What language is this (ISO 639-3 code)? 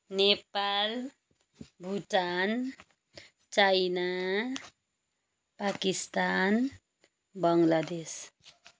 nep